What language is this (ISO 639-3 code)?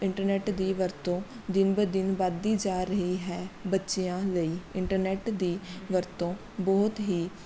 pan